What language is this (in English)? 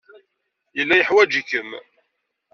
Kabyle